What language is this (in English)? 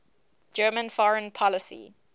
English